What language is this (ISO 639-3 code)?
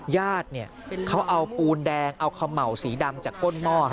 tha